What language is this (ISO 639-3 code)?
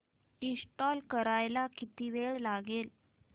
mar